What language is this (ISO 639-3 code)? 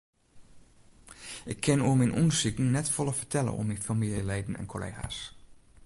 fry